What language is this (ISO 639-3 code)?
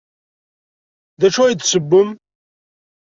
kab